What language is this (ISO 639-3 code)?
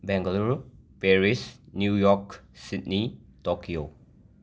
mni